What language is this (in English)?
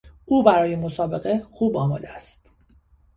Persian